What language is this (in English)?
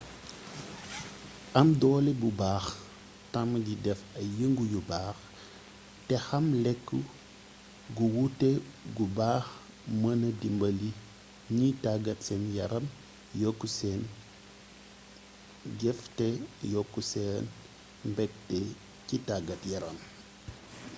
Wolof